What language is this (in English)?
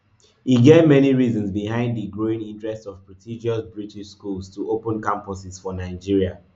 Nigerian Pidgin